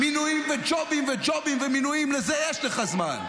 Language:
Hebrew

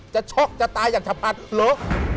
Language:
Thai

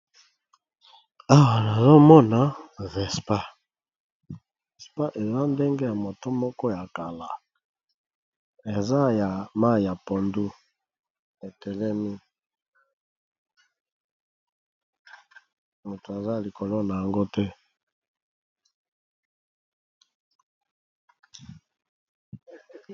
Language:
Lingala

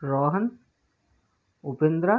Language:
Telugu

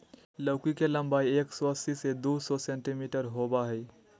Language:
Magahi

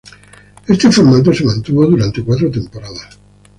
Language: Spanish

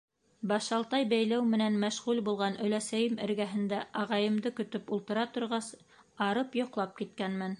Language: Bashkir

